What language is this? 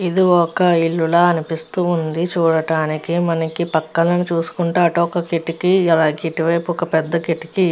Telugu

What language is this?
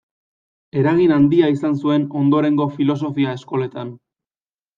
Basque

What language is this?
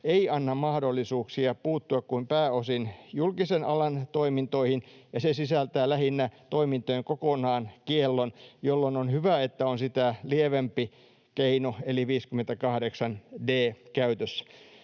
Finnish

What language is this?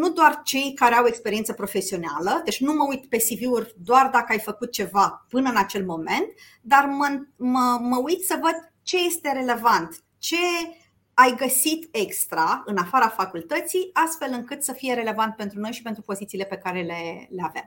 Romanian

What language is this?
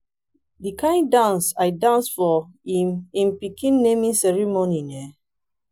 Nigerian Pidgin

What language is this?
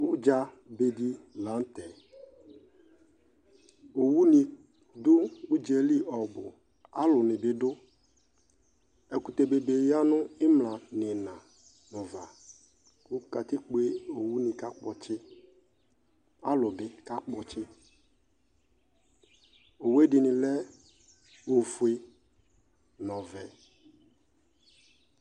Ikposo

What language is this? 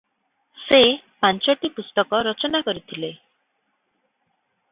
Odia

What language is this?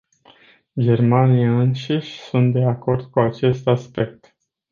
Romanian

